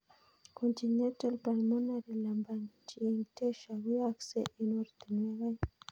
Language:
Kalenjin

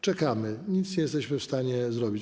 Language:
Polish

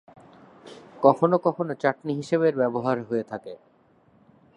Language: Bangla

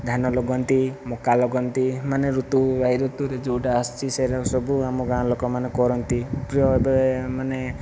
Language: Odia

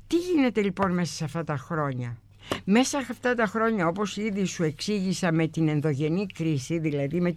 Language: Greek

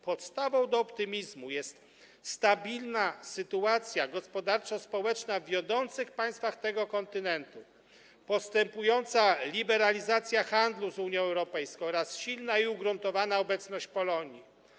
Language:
Polish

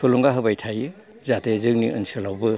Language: Bodo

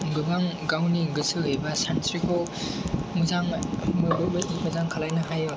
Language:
Bodo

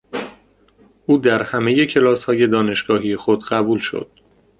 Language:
Persian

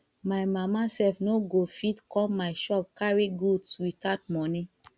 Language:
Nigerian Pidgin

